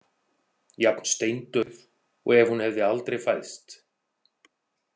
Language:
Icelandic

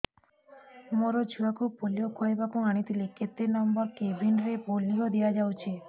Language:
Odia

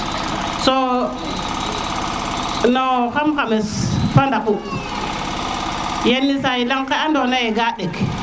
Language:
Serer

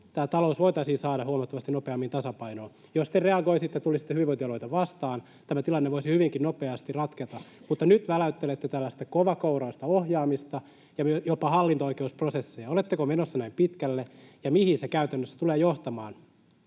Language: Finnish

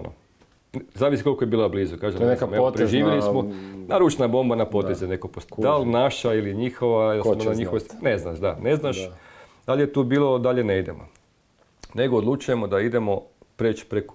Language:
Croatian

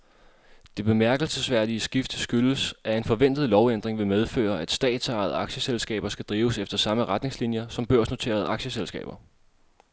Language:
Danish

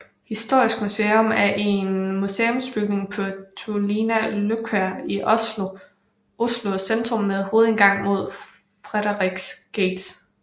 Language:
Danish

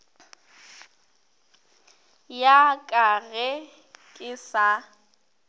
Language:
Northern Sotho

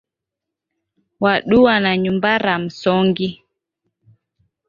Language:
Taita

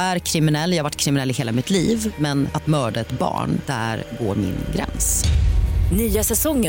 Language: Swedish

